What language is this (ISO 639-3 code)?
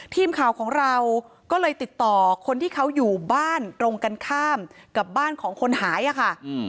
tha